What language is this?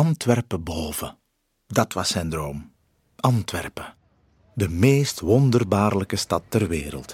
Dutch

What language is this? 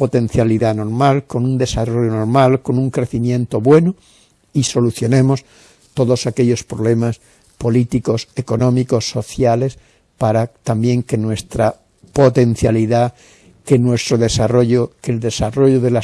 Spanish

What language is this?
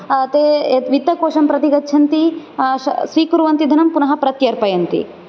Sanskrit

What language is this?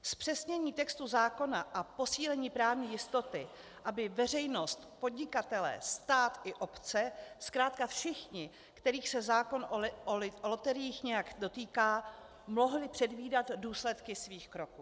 Czech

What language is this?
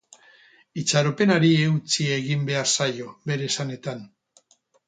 Basque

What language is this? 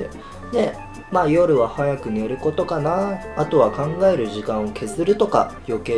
Japanese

